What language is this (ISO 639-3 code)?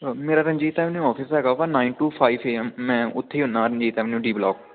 pan